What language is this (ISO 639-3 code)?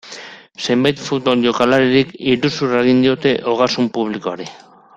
eus